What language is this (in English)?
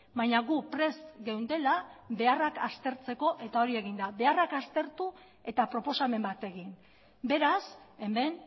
Basque